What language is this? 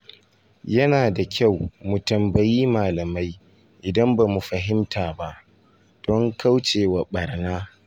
Hausa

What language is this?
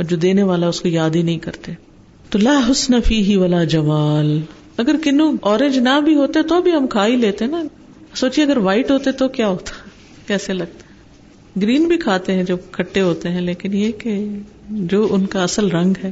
Urdu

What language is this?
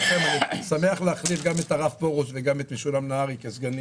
Hebrew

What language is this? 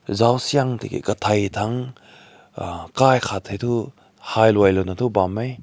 Rongmei Naga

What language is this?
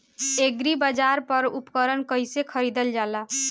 Bhojpuri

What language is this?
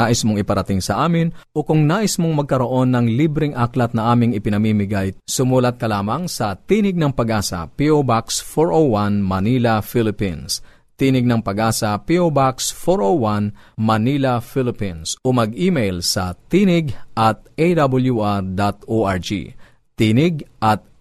Filipino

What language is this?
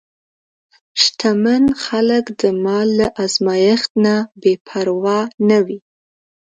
Pashto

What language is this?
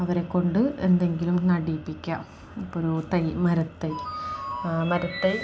Malayalam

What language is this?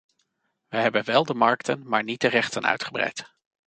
Dutch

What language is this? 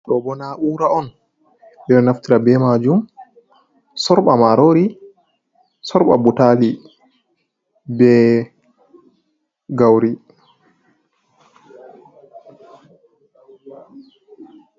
Fula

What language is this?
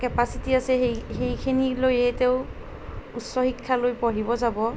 Assamese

